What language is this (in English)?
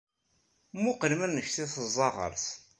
Kabyle